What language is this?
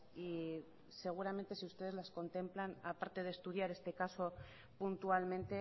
Spanish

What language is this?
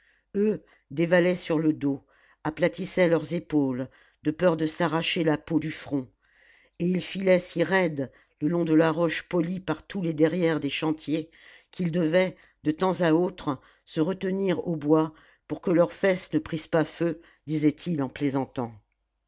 French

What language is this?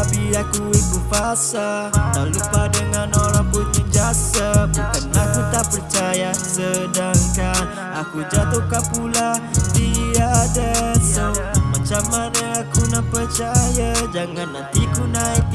Malay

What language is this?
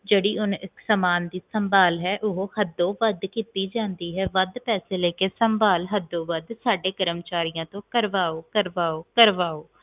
Punjabi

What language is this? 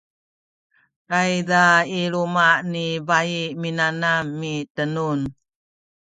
Sakizaya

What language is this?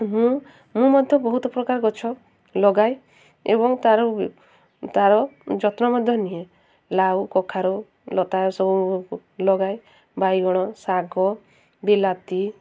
Odia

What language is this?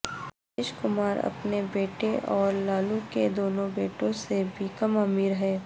Urdu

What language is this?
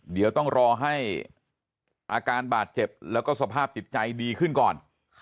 Thai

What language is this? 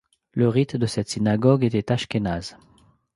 French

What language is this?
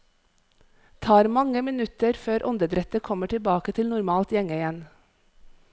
Norwegian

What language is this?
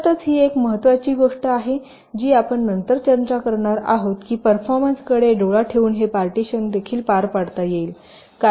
Marathi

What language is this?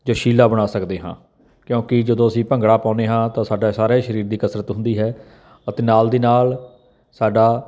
Punjabi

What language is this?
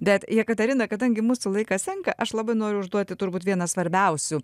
Lithuanian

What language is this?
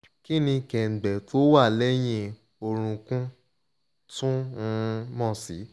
Yoruba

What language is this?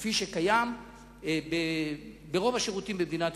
Hebrew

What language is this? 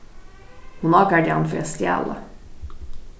Faroese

